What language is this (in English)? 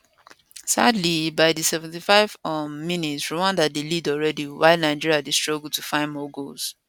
Nigerian Pidgin